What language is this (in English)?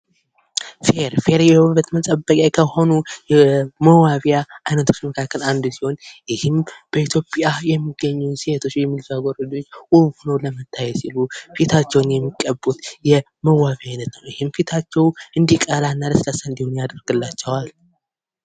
Amharic